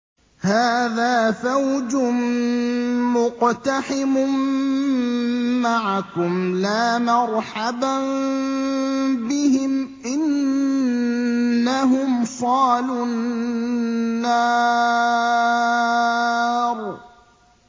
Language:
Arabic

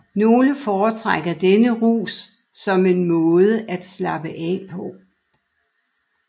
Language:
Danish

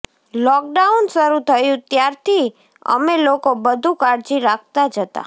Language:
Gujarati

